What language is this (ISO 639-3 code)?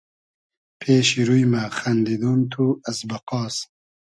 haz